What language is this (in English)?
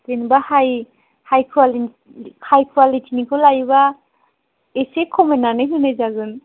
Bodo